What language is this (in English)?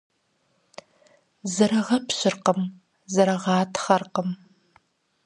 Kabardian